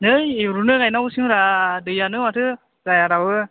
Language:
Bodo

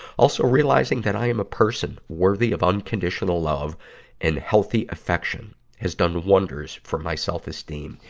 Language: English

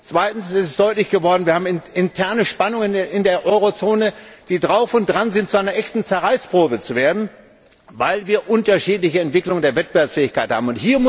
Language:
German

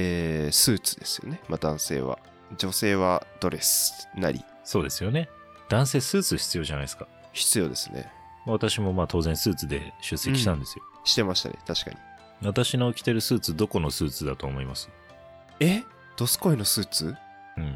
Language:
Japanese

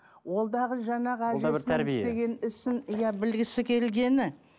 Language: Kazakh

